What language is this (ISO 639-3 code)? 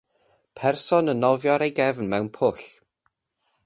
cym